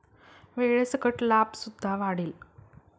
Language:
Marathi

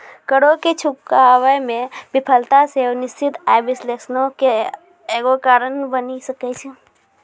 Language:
Maithili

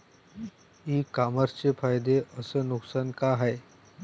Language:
Marathi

